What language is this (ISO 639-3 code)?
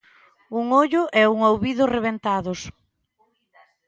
glg